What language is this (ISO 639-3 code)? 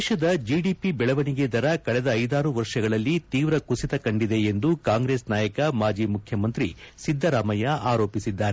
kan